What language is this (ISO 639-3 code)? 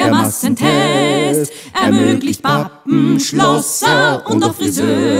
ron